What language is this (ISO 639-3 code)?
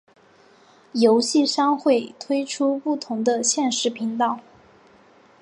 zho